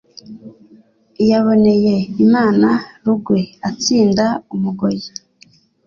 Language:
Kinyarwanda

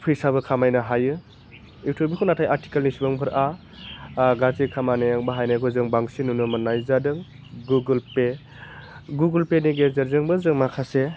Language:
Bodo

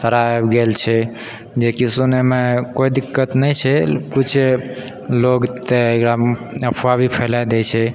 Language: Maithili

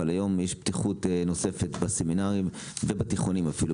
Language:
Hebrew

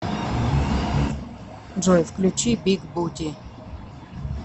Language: Russian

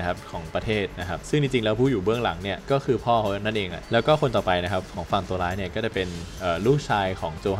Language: Thai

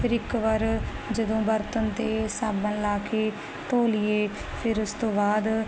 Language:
Punjabi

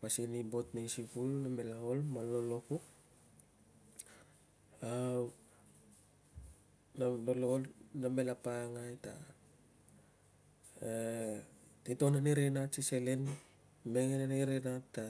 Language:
Tungag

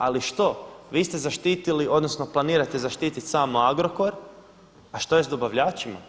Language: Croatian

